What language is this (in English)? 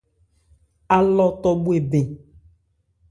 Ebrié